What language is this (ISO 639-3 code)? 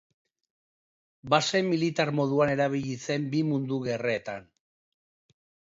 eus